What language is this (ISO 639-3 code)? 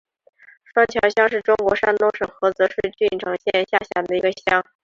zho